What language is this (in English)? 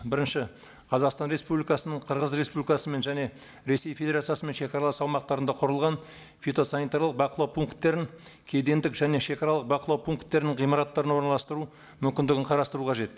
Kazakh